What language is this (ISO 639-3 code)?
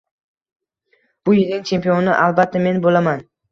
uzb